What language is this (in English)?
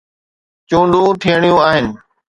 Sindhi